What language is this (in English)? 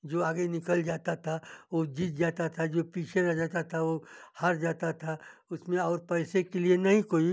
Hindi